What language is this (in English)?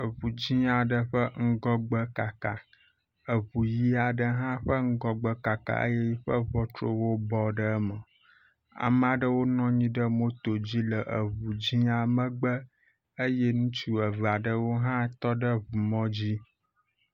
Ewe